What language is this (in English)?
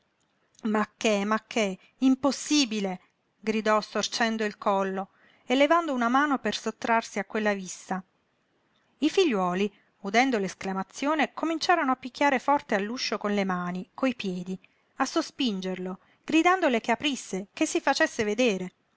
Italian